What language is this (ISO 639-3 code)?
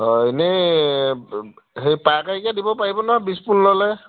asm